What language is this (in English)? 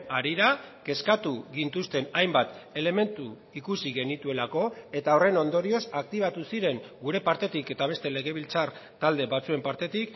Basque